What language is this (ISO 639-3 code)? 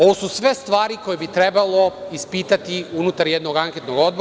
srp